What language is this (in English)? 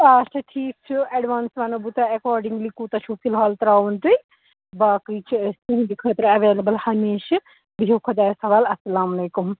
Kashmiri